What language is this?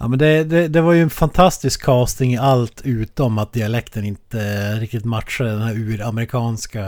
Swedish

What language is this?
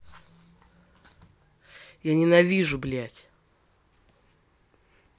Russian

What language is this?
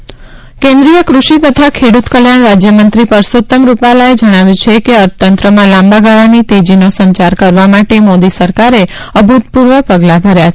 Gujarati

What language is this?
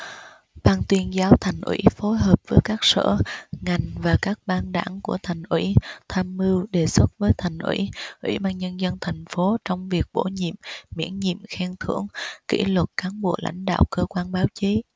Vietnamese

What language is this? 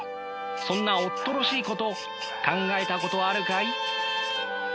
Japanese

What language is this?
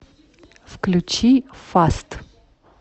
Russian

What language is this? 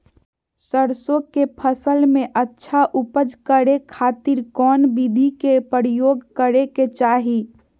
Magahi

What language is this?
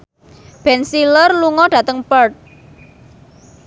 Javanese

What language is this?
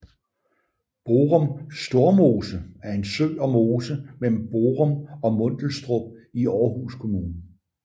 Danish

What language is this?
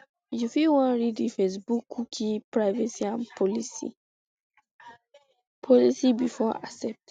Nigerian Pidgin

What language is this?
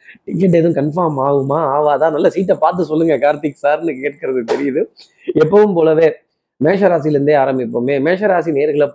Tamil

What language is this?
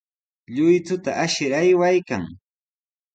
Sihuas Ancash Quechua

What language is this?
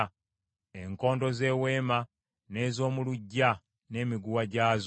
Ganda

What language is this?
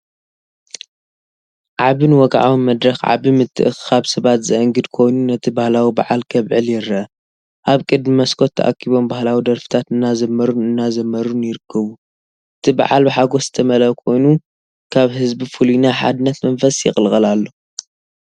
Tigrinya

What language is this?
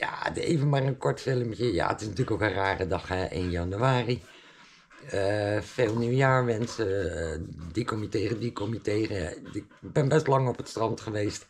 Dutch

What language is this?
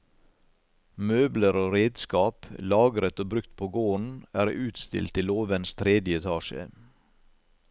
Norwegian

